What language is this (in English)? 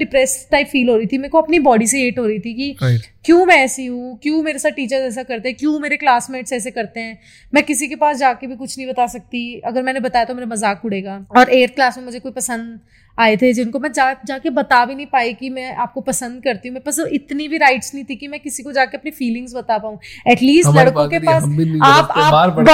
Hindi